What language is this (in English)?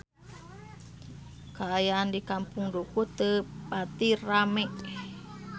Sundanese